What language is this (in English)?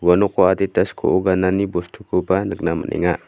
Garo